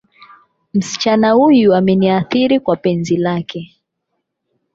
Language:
Swahili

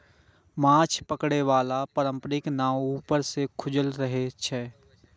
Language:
Maithili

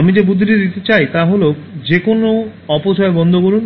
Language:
Bangla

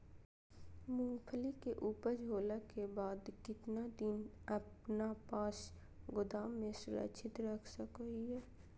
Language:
Magahi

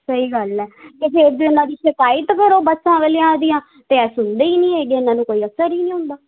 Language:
Punjabi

